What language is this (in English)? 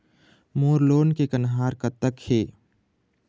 Chhattisgarhi